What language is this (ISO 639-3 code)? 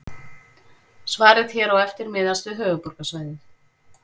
isl